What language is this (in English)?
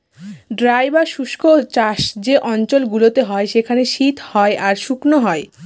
Bangla